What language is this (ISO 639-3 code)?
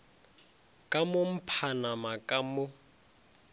nso